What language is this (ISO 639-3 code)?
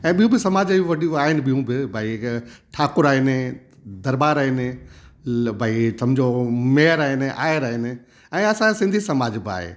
snd